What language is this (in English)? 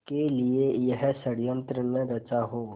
Hindi